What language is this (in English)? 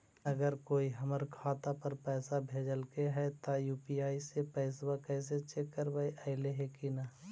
Magahi